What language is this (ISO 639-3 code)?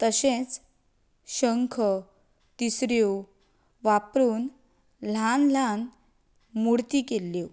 kok